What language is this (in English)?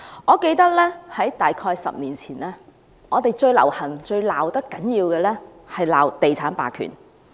Cantonese